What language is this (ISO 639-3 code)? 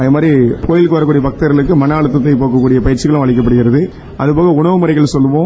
tam